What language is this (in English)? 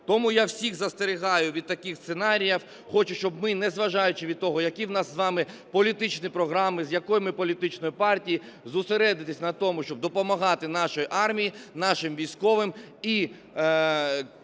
Ukrainian